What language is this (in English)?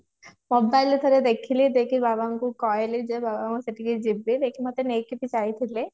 Odia